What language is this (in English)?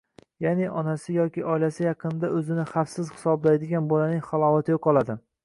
Uzbek